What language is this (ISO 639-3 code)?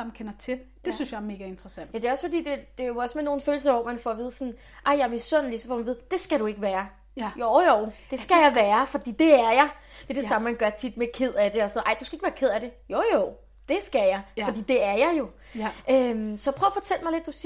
dan